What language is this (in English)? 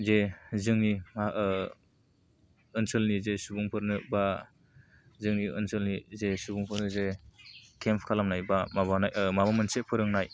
Bodo